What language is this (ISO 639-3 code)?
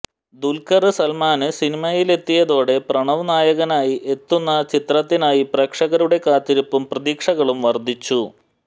mal